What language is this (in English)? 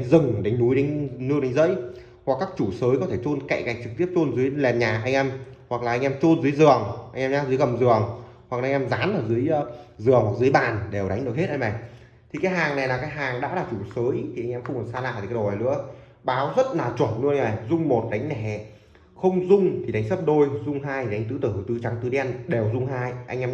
Vietnamese